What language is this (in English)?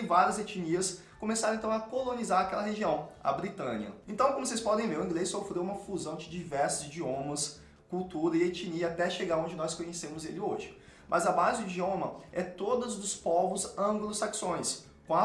Portuguese